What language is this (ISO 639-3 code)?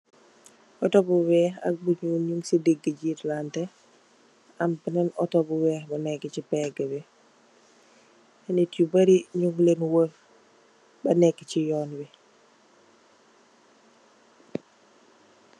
wol